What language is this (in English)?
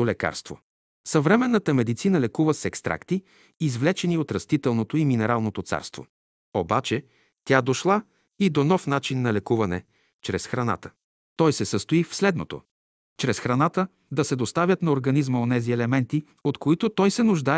Bulgarian